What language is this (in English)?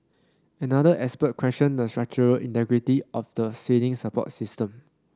English